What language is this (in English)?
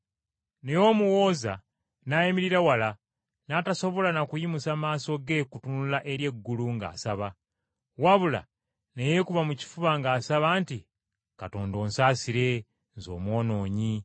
Ganda